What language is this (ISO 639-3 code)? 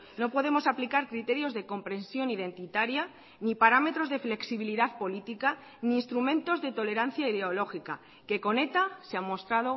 spa